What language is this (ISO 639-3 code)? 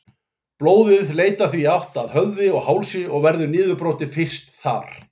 isl